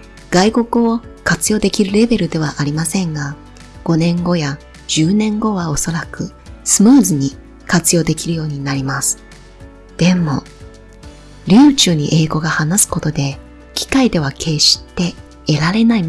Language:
Japanese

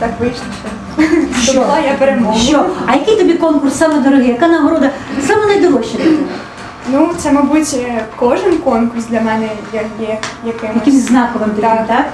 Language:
Ukrainian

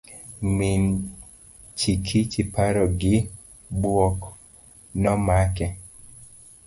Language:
Luo (Kenya and Tanzania)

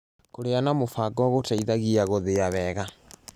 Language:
Kikuyu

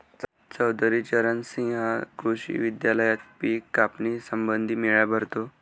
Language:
Marathi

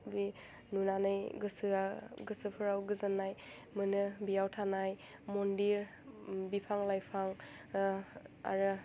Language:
Bodo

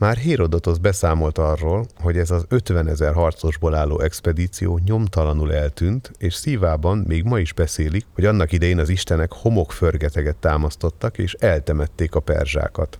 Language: Hungarian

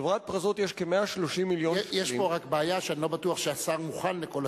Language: Hebrew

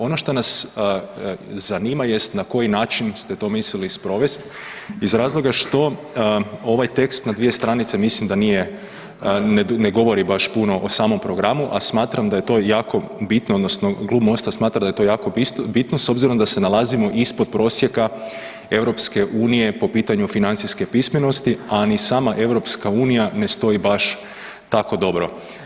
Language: Croatian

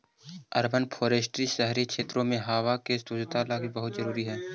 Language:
Magahi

